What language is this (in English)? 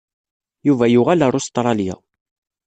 Kabyle